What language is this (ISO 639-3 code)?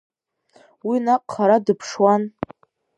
abk